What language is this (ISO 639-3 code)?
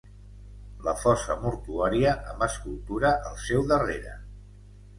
cat